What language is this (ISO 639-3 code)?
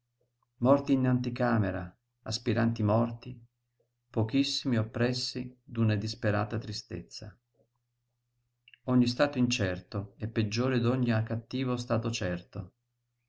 ita